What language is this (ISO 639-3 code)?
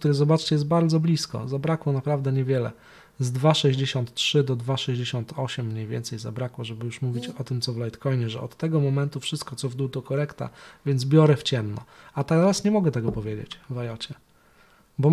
pol